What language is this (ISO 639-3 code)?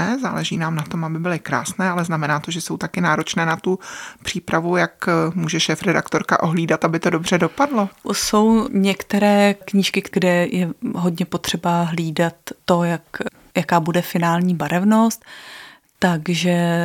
ces